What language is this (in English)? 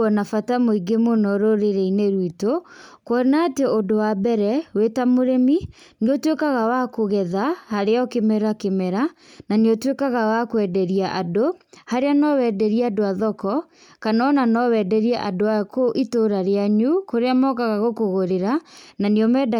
Kikuyu